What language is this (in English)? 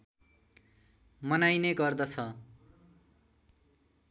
Nepali